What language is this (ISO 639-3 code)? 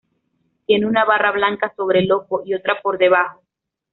spa